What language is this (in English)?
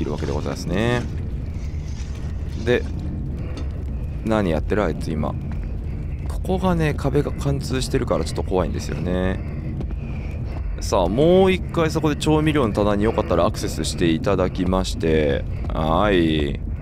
Japanese